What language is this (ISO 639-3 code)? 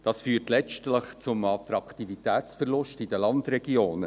gsw